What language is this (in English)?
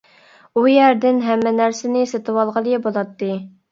Uyghur